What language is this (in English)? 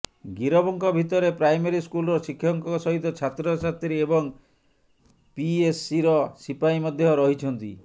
Odia